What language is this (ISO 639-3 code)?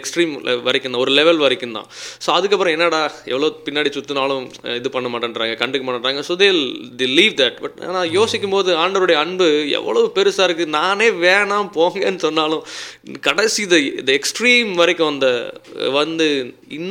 tam